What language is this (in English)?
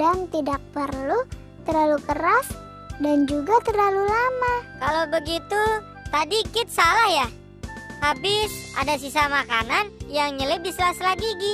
Indonesian